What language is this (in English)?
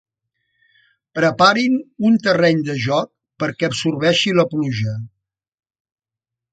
Catalan